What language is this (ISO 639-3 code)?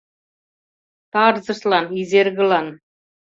chm